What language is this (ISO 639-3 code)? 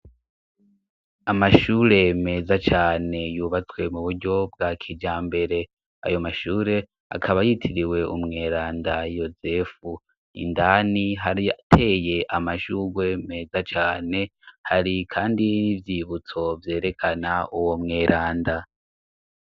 run